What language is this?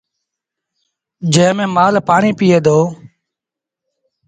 Sindhi Bhil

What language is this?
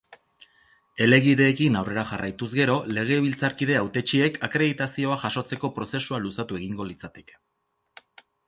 Basque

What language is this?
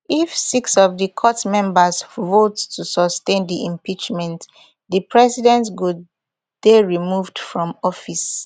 Nigerian Pidgin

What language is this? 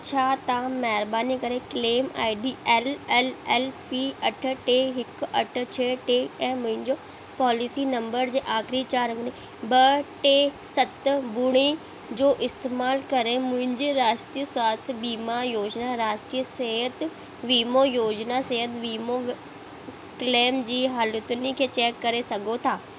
Sindhi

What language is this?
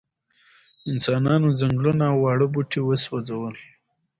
Pashto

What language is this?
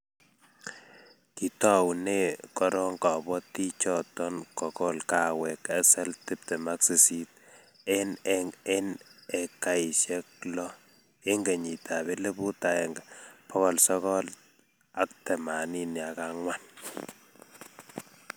Kalenjin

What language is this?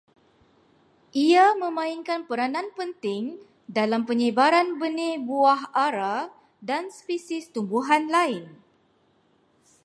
Malay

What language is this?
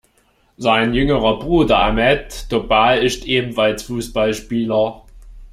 German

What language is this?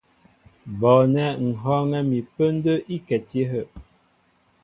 Mbo (Cameroon)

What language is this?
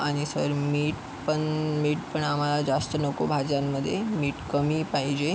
Marathi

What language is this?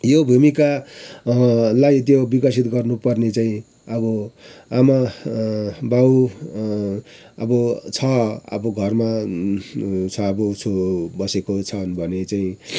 Nepali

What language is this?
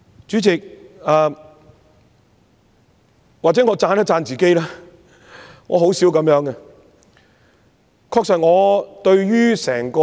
Cantonese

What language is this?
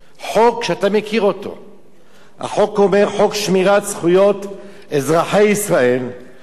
Hebrew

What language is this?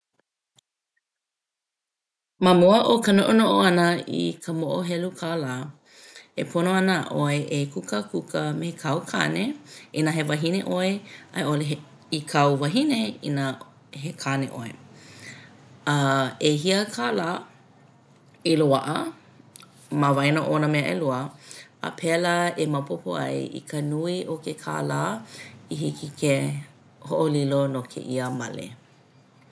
Hawaiian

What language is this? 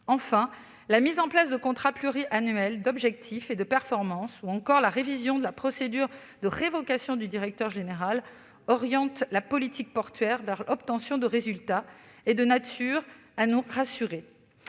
French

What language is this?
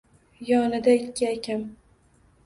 Uzbek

